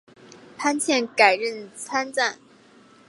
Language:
Chinese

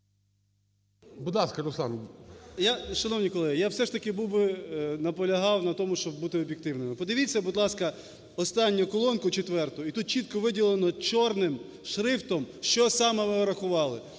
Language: Ukrainian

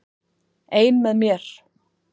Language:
Icelandic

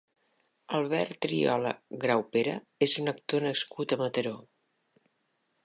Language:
Catalan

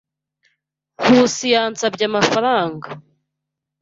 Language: Kinyarwanda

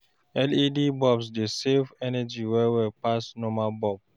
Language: Nigerian Pidgin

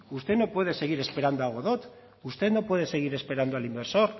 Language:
Spanish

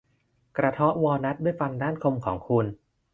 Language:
Thai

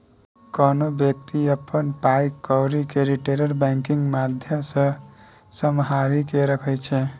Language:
Maithili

